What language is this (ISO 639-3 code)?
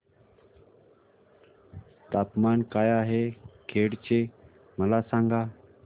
mar